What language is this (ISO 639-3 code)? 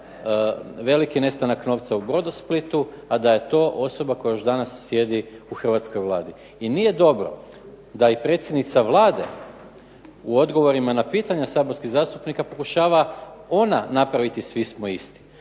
hrv